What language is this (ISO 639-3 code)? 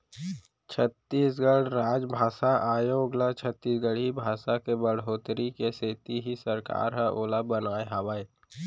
hne